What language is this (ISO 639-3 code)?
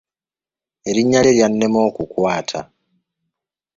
lug